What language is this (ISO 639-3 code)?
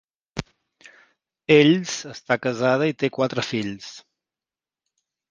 cat